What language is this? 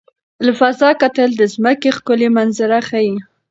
Pashto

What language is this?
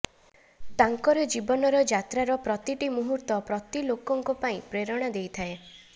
Odia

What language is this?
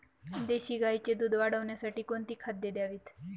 Marathi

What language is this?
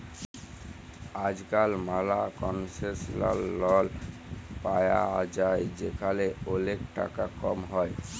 Bangla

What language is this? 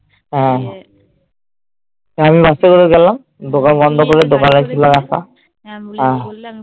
Bangla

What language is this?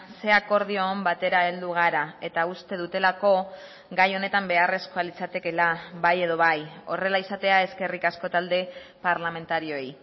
Basque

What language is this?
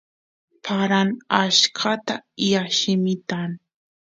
Santiago del Estero Quichua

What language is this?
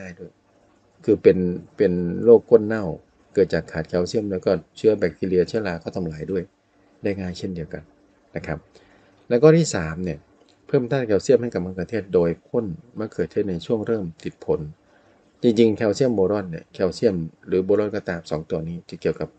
Thai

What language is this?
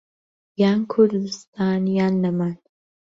Central Kurdish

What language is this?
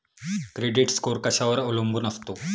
Marathi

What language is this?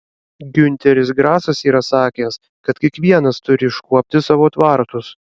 Lithuanian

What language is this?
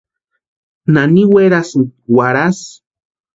Western Highland Purepecha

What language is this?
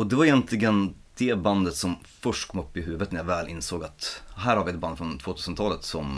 Swedish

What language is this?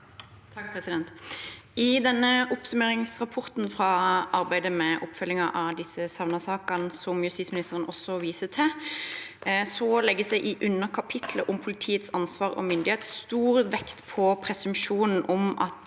Norwegian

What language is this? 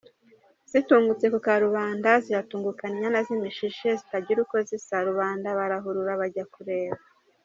Kinyarwanda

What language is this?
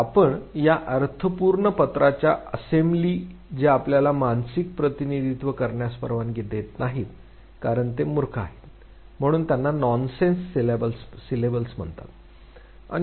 Marathi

